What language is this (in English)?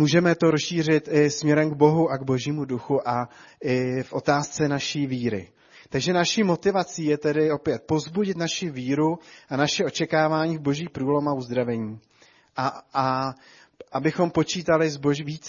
Czech